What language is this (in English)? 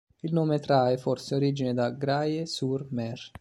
Italian